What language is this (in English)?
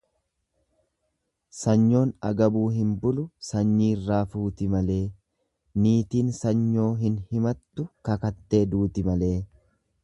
Oromo